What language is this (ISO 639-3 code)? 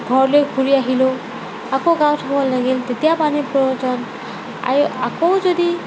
asm